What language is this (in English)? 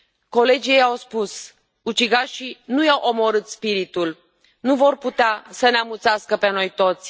Romanian